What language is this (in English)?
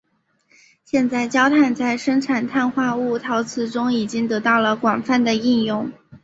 Chinese